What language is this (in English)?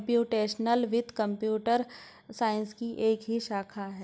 Hindi